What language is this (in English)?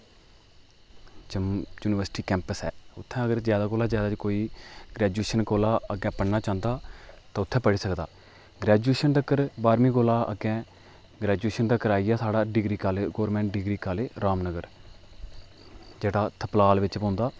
Dogri